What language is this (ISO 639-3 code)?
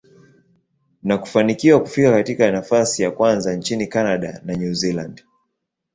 swa